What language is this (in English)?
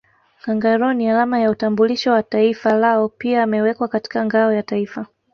Swahili